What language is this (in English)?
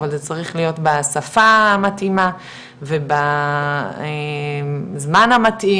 Hebrew